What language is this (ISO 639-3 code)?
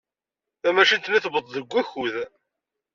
kab